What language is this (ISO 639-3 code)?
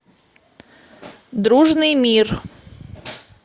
rus